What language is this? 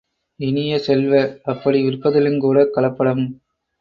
Tamil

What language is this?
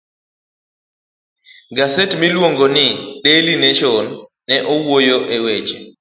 Luo (Kenya and Tanzania)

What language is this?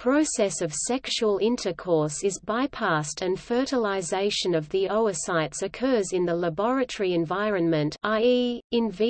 English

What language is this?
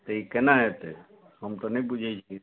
Maithili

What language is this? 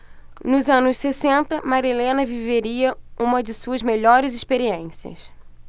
Portuguese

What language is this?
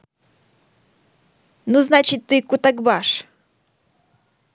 Russian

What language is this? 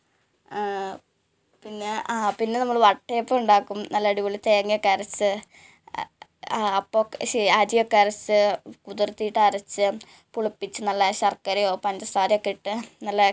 Malayalam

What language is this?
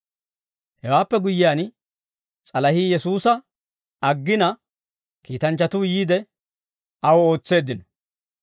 Dawro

